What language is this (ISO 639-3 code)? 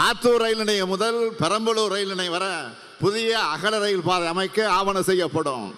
tam